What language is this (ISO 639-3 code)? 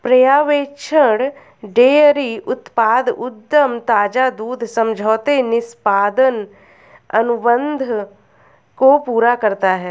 hin